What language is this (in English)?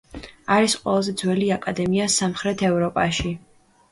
Georgian